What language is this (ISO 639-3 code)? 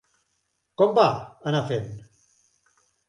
cat